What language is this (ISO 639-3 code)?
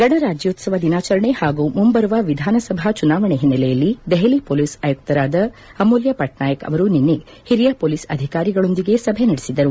kan